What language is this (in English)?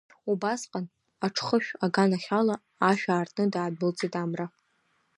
Abkhazian